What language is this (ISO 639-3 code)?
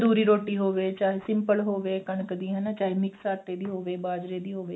pan